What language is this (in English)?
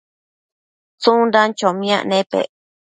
Matsés